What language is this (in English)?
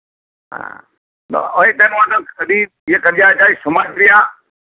Santali